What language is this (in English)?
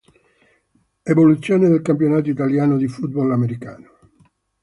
Italian